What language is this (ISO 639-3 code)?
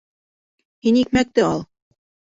bak